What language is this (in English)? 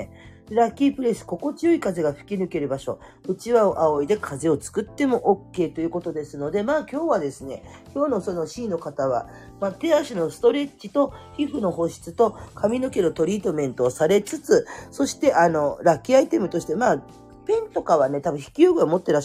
Japanese